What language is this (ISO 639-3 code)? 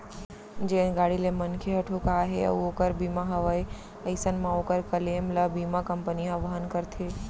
hne